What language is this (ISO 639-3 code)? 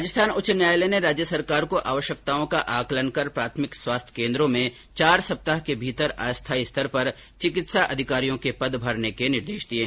hin